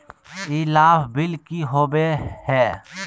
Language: Magahi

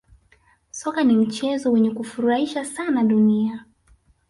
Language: Swahili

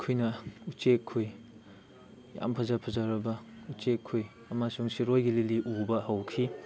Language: Manipuri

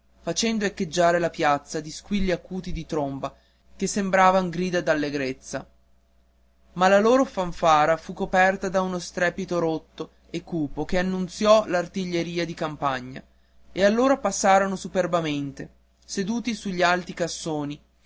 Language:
Italian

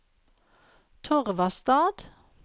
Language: Norwegian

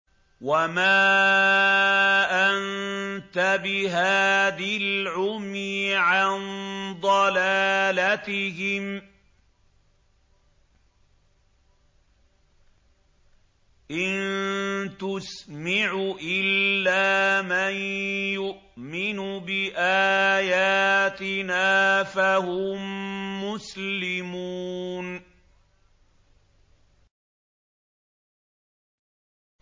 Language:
Arabic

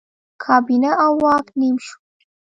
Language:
Pashto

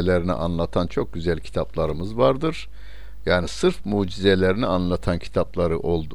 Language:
Turkish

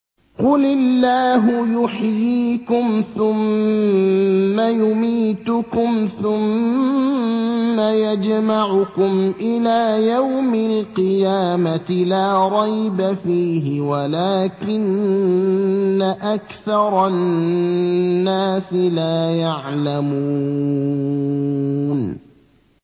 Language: Arabic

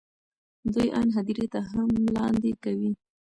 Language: Pashto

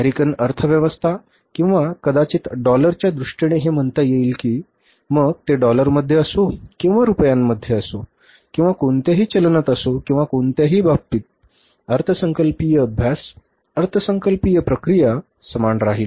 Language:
Marathi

